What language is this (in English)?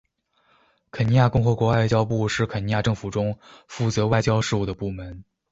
Chinese